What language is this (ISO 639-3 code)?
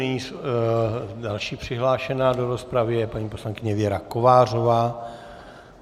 ces